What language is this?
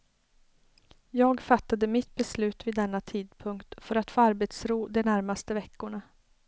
Swedish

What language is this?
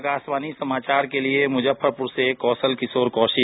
Hindi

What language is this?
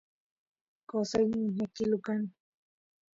Santiago del Estero Quichua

